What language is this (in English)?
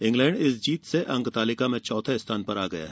Hindi